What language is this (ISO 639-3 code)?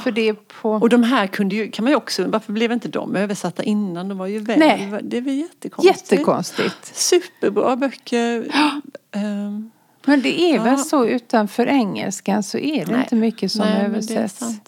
swe